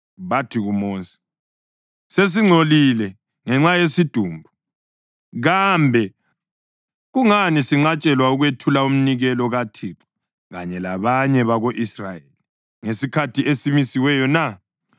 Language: North Ndebele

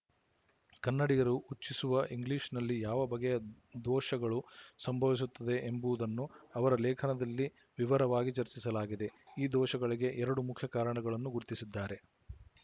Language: Kannada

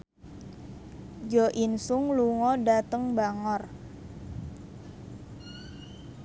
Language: Javanese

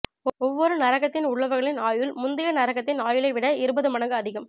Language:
Tamil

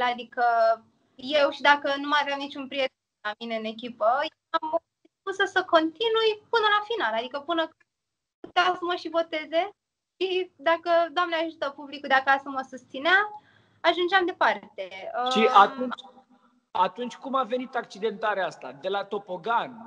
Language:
Romanian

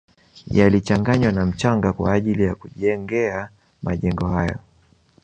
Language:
Swahili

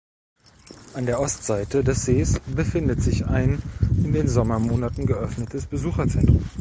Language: German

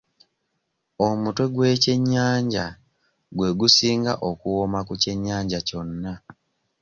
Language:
Ganda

